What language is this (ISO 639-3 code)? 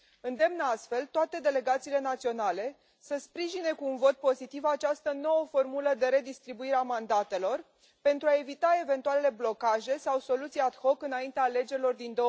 ron